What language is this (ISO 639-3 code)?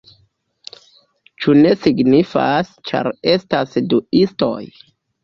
epo